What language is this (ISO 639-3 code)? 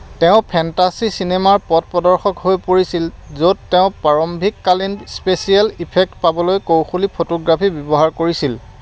asm